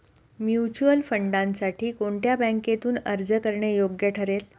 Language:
Marathi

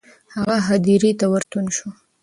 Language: Pashto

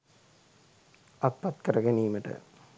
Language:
Sinhala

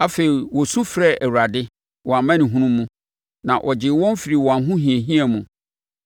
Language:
Akan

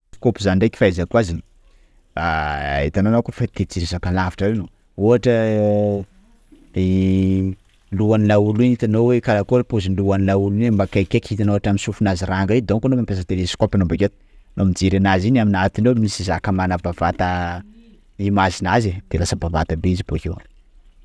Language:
Sakalava Malagasy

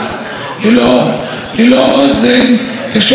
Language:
Hebrew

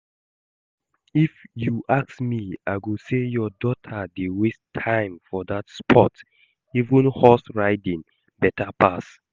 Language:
Nigerian Pidgin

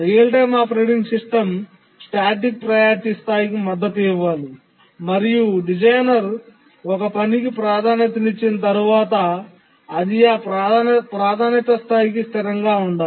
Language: Telugu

